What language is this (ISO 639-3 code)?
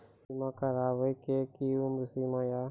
mai